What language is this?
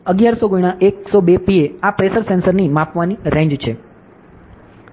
Gujarati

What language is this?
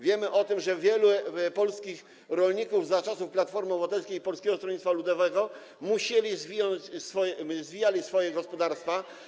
Polish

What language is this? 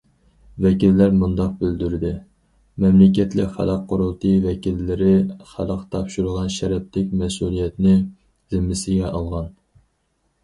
Uyghur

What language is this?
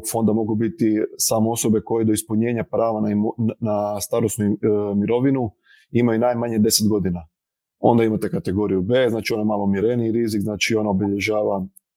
Croatian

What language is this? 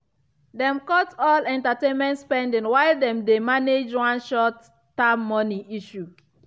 Nigerian Pidgin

